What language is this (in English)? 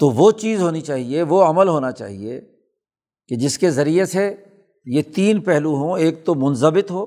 Urdu